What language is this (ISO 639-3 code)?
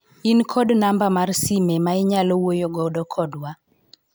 luo